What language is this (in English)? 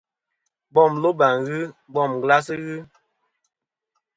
Kom